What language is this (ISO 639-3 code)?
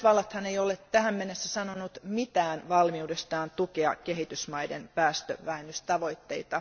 fin